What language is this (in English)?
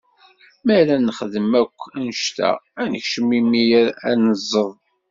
Kabyle